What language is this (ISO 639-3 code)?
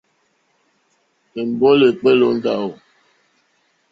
bri